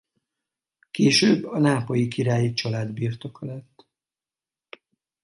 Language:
Hungarian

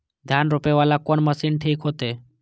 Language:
Maithili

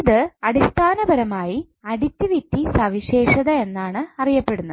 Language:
Malayalam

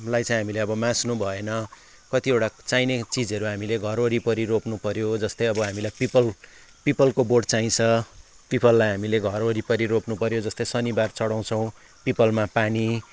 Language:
Nepali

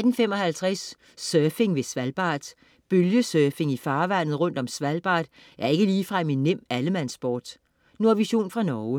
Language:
Danish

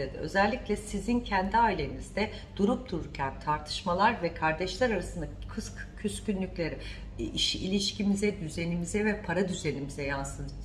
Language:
Turkish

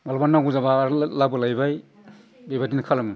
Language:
Bodo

